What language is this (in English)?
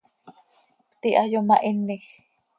Seri